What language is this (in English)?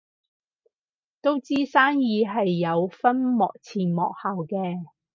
Cantonese